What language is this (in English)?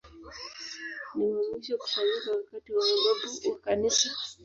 Swahili